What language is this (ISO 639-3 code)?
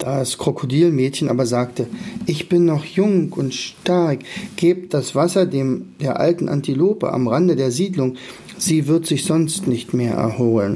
deu